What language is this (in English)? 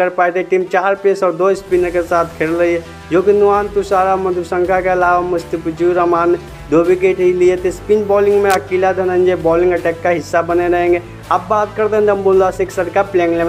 Hindi